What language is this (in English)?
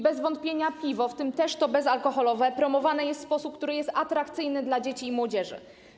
Polish